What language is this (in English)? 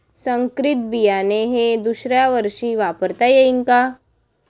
Marathi